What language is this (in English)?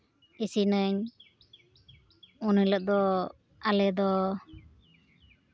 Santali